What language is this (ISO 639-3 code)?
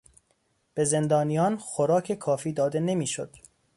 fas